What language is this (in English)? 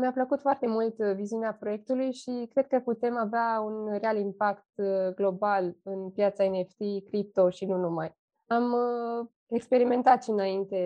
Romanian